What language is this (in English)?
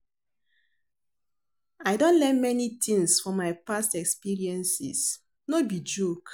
Nigerian Pidgin